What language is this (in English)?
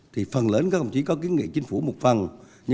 Vietnamese